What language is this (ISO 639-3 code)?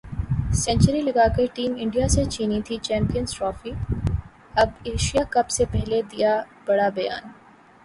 urd